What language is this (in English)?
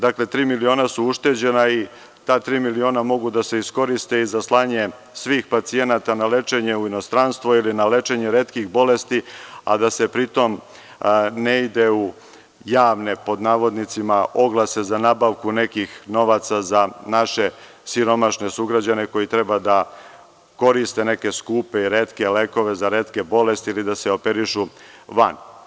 Serbian